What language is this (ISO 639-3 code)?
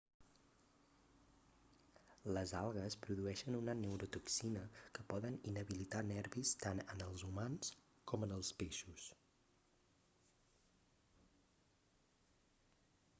cat